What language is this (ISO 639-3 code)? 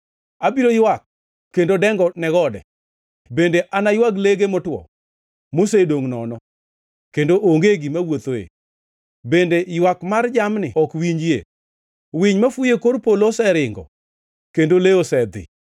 luo